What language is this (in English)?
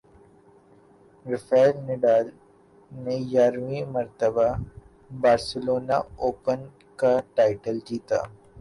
Urdu